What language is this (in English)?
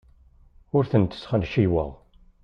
Kabyle